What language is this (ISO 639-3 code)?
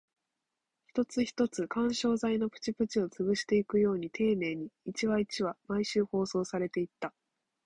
jpn